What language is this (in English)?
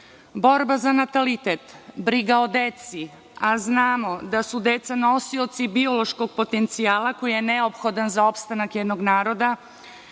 Serbian